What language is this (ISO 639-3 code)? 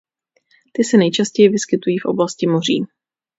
ces